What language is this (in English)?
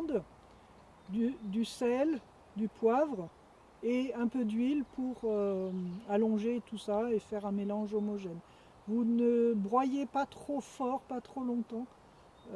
French